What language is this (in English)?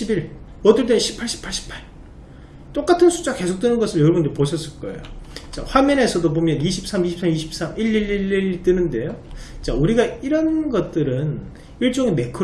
Korean